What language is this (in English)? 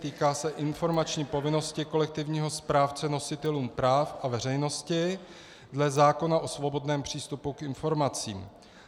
Czech